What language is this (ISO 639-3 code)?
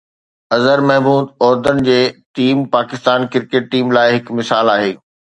snd